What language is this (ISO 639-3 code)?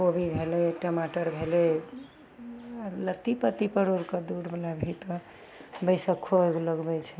mai